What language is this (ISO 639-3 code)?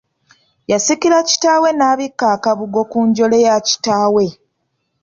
lug